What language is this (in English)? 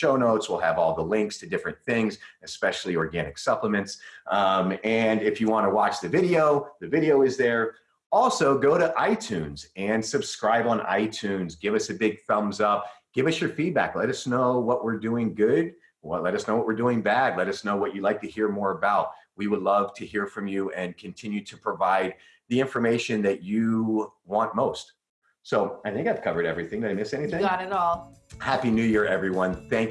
English